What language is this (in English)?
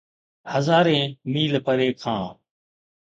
Sindhi